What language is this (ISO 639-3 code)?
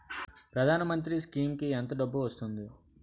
tel